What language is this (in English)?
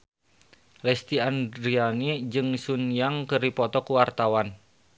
Sundanese